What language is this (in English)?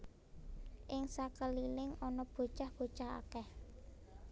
Javanese